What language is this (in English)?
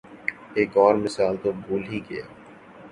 Urdu